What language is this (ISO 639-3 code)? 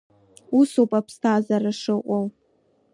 abk